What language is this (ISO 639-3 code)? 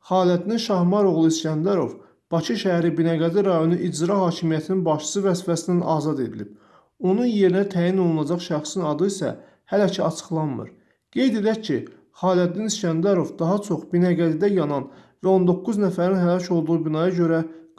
aze